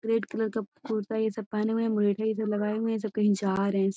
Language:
Magahi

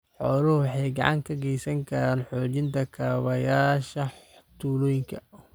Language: Somali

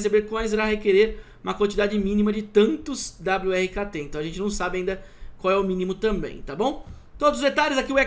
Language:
Portuguese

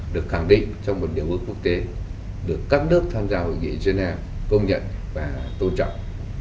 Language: Vietnamese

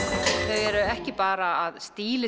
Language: Icelandic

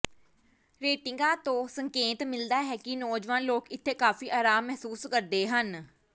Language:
Punjabi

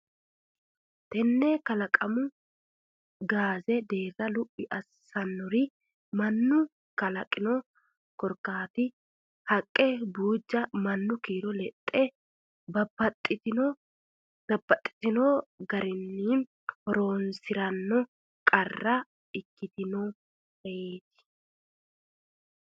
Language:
Sidamo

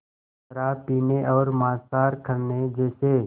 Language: Hindi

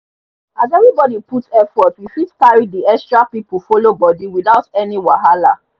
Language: Nigerian Pidgin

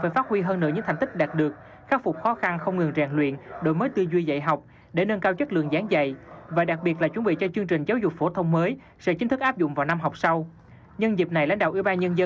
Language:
Vietnamese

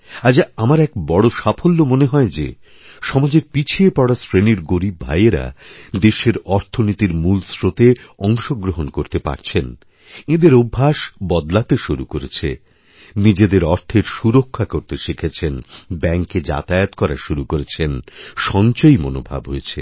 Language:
Bangla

